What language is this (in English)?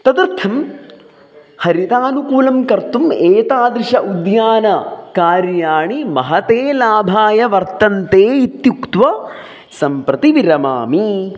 Sanskrit